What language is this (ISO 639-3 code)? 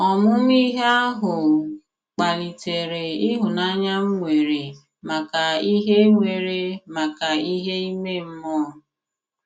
ibo